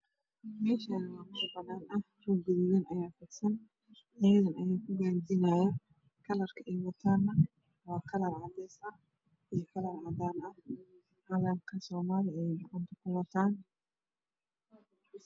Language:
Somali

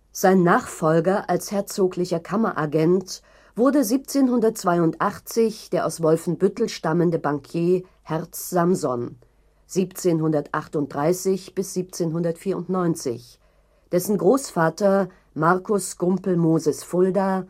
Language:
German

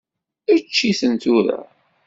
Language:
Kabyle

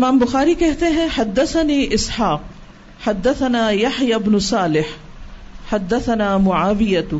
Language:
Urdu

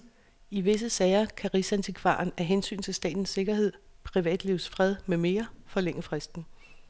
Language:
Danish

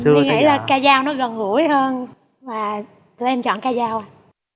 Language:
Vietnamese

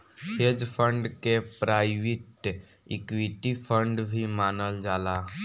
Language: Bhojpuri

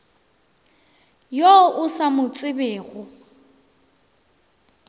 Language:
Northern Sotho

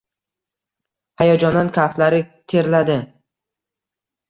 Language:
Uzbek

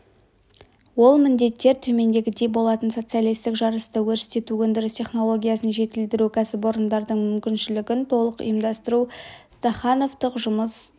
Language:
Kazakh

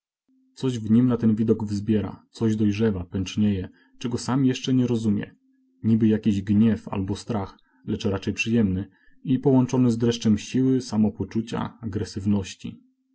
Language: Polish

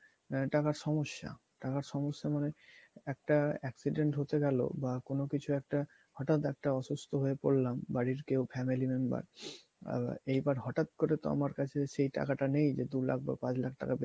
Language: Bangla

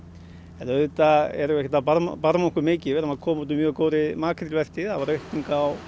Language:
Icelandic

